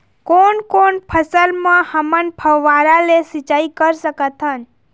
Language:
Chhattisgarhi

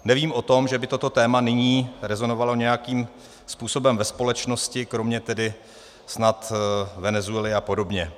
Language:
Czech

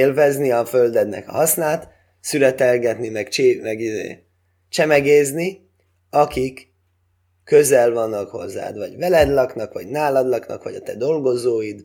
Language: Hungarian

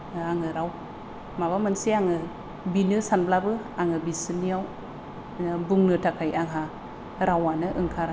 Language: Bodo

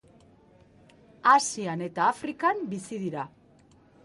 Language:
Basque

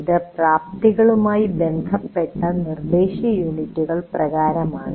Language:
Malayalam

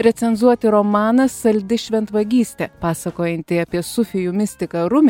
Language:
Lithuanian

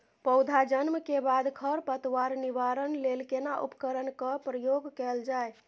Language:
Maithili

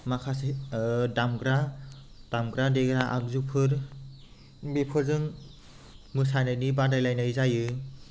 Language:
Bodo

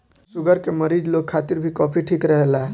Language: Bhojpuri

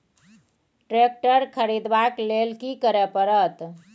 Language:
Maithili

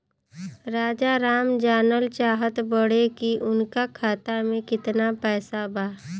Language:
Bhojpuri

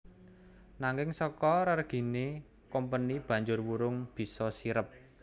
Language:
Javanese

